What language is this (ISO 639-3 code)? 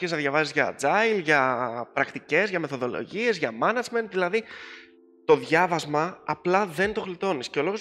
ell